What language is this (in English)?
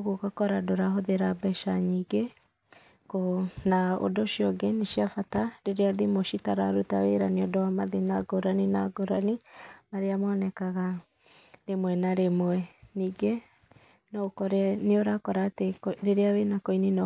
Kikuyu